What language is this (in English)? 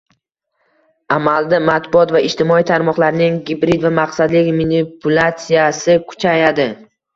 Uzbek